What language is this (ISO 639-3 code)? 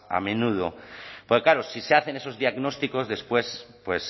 spa